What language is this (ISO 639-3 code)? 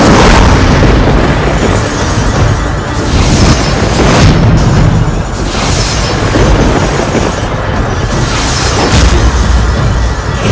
ind